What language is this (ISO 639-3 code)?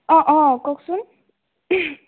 asm